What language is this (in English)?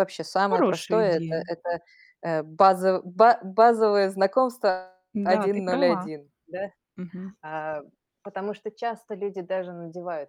Russian